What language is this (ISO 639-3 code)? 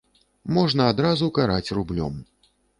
bel